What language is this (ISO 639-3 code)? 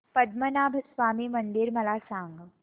mar